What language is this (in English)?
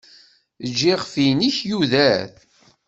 Kabyle